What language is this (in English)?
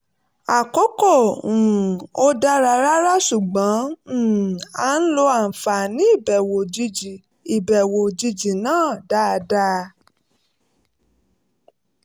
Yoruba